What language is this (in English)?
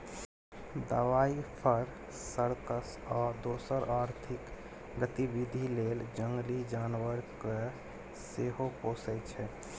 Maithili